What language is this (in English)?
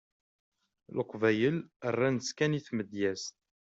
Kabyle